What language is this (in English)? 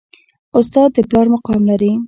Pashto